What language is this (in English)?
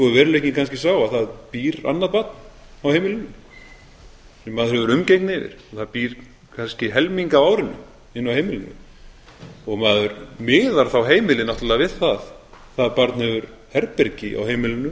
Icelandic